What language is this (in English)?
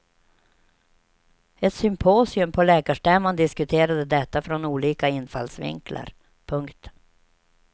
Swedish